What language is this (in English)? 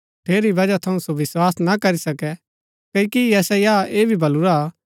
Gaddi